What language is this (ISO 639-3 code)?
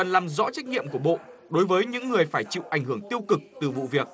vie